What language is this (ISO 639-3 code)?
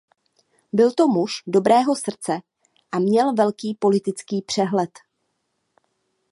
ces